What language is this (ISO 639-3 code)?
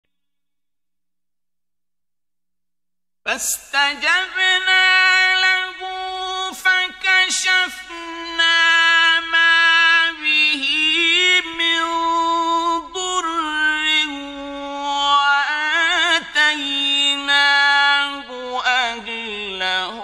ara